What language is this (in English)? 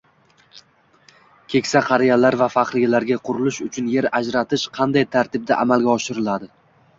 Uzbek